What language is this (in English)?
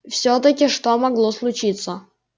Russian